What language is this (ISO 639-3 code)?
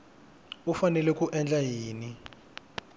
tso